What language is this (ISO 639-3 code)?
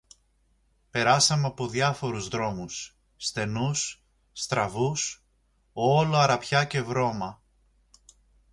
ell